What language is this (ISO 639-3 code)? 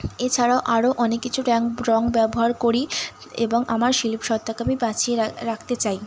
ben